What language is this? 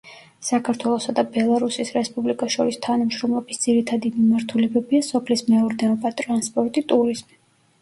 Georgian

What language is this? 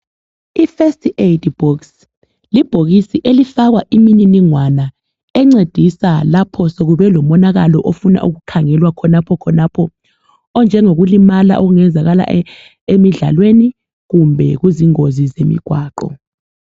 North Ndebele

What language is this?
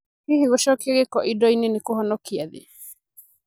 Kikuyu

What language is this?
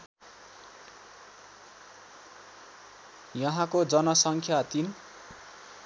Nepali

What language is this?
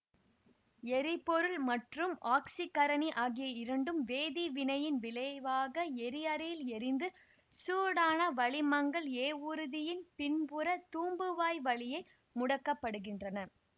Tamil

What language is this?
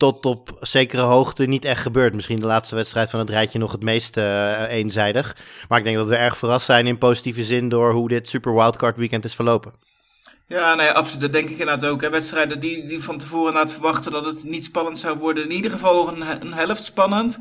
Dutch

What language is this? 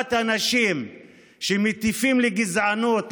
Hebrew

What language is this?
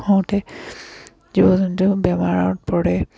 Assamese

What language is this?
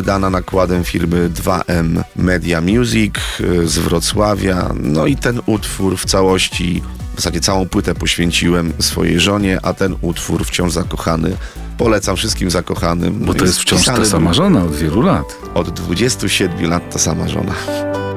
Polish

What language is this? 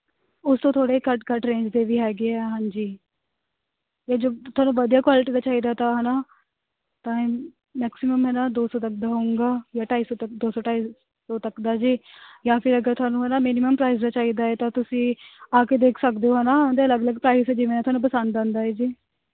Punjabi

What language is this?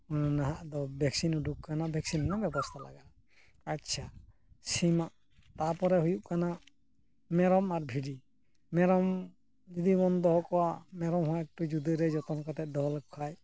Santali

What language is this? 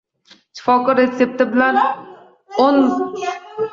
Uzbek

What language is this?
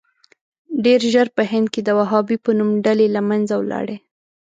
Pashto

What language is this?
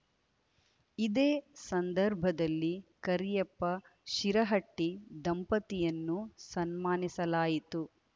Kannada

